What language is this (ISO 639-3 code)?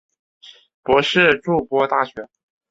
zho